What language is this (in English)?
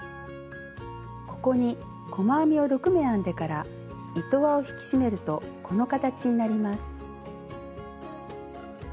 Japanese